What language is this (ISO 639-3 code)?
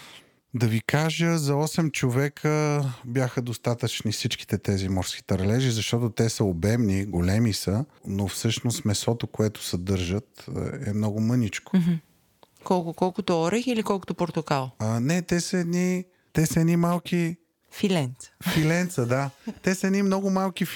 bul